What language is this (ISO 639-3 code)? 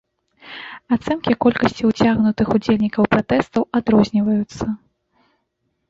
bel